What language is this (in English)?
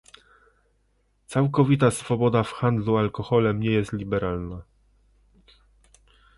Polish